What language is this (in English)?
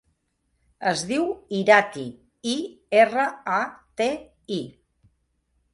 Catalan